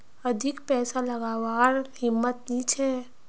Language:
Magahi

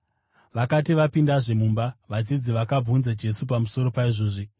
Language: Shona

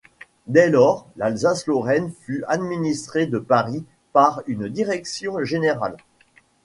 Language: French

